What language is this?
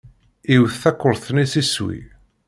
Kabyle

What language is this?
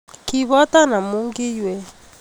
Kalenjin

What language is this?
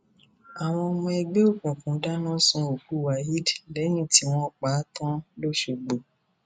Yoruba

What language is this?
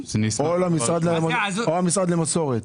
Hebrew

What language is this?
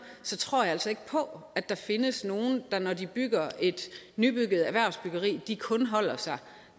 Danish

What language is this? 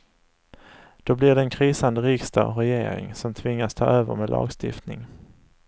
Swedish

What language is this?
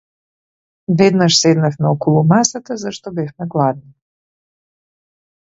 Macedonian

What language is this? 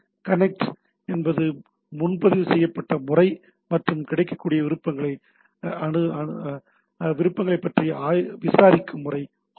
Tamil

